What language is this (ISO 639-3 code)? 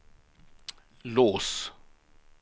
swe